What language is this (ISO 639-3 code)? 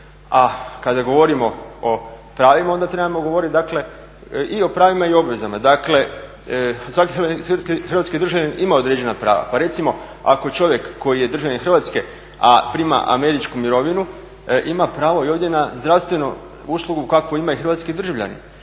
hrv